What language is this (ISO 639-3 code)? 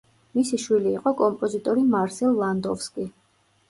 kat